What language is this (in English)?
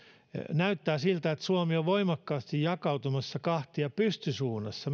Finnish